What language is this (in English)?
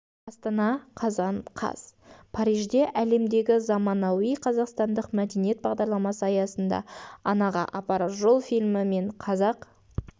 Kazakh